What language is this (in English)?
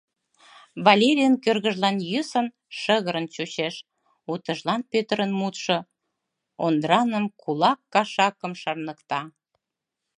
Mari